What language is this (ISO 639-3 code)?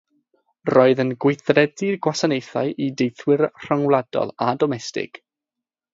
cym